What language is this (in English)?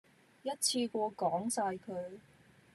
Cantonese